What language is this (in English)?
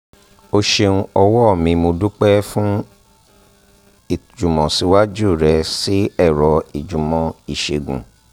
Yoruba